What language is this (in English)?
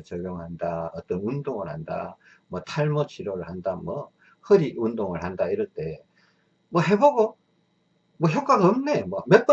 Korean